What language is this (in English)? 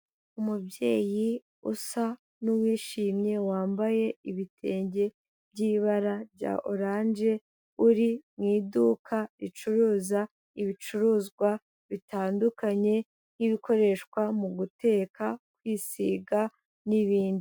Kinyarwanda